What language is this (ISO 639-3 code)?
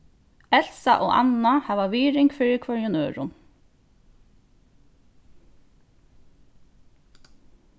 fao